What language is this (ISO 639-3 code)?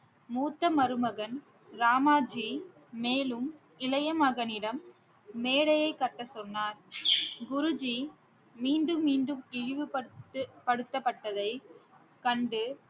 tam